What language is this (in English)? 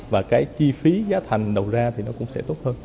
Vietnamese